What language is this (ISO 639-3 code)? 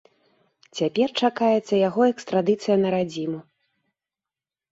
bel